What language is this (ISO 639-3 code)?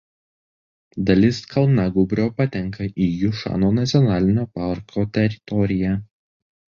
lit